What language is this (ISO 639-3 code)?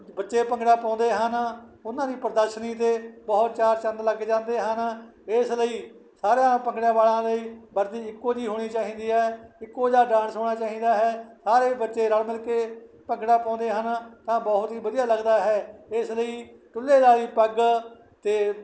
pan